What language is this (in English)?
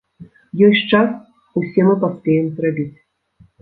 Belarusian